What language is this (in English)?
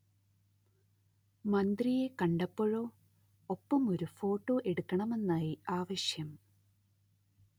Malayalam